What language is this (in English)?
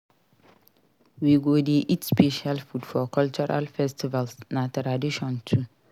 Nigerian Pidgin